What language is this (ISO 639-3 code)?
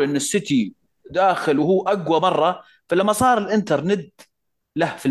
ara